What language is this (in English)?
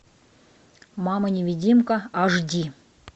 Russian